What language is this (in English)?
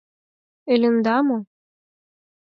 Mari